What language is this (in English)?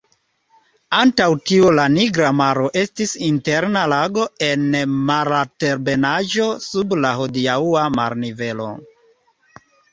Esperanto